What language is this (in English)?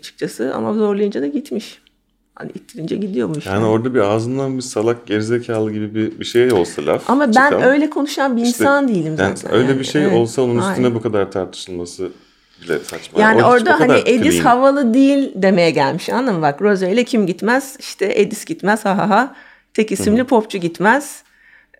Turkish